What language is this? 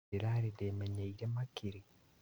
Kikuyu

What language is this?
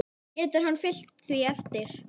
Icelandic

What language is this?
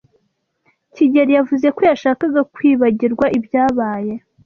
Kinyarwanda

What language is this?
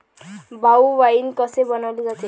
Marathi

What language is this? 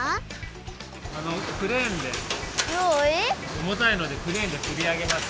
Japanese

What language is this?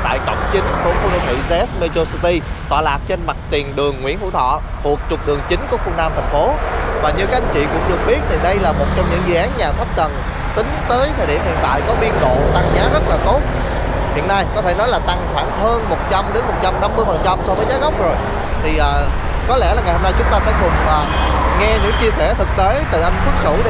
Vietnamese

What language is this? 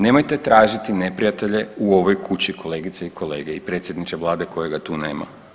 Croatian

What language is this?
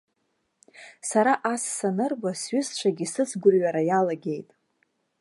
Abkhazian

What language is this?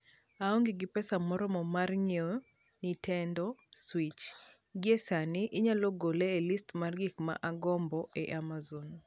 Luo (Kenya and Tanzania)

